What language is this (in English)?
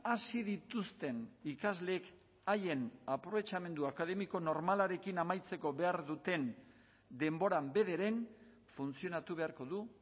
Basque